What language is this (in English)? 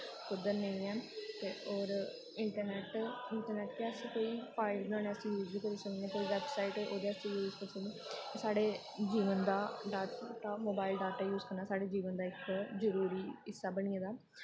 Dogri